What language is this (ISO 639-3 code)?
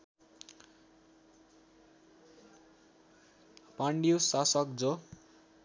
nep